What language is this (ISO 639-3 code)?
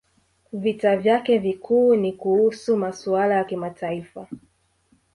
swa